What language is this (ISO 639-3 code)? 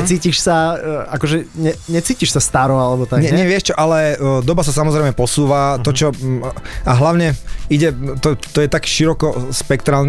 slk